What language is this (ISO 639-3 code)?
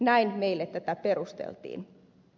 fin